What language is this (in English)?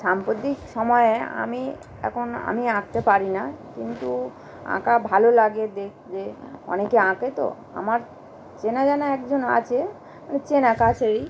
Bangla